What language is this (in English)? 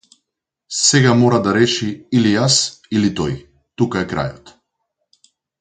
Macedonian